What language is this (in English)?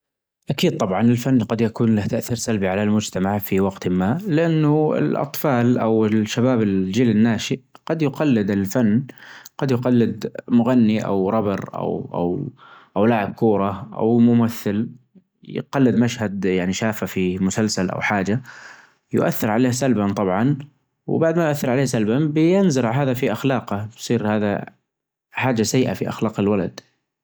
Najdi Arabic